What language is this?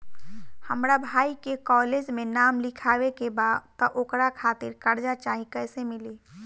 Bhojpuri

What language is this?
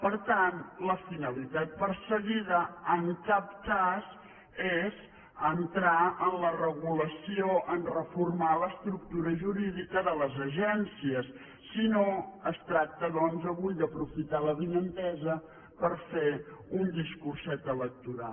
Catalan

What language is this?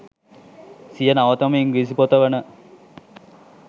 Sinhala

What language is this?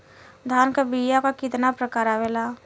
Bhojpuri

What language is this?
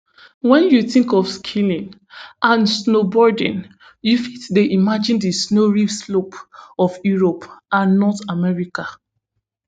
Nigerian Pidgin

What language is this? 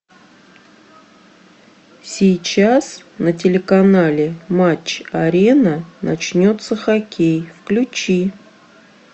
Russian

